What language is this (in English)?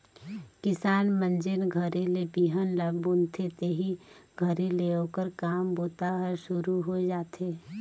Chhattisgarhi